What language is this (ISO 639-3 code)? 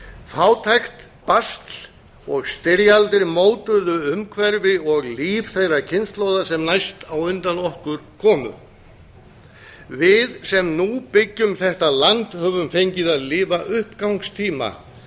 isl